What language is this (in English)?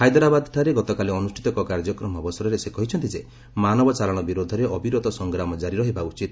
Odia